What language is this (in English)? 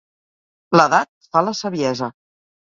Catalan